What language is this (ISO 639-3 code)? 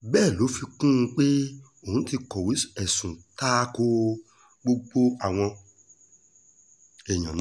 yor